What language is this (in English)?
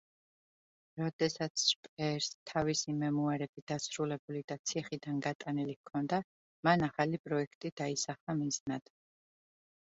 Georgian